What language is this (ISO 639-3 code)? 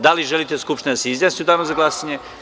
srp